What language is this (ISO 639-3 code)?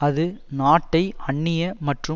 tam